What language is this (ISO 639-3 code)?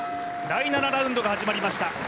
jpn